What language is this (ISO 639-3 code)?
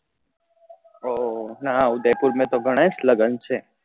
guj